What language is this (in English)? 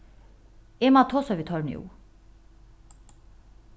Faroese